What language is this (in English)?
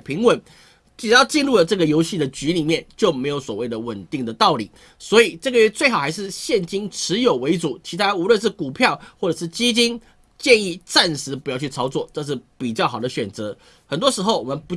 Chinese